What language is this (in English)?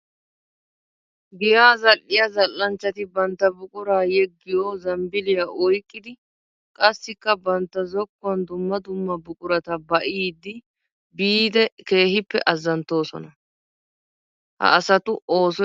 Wolaytta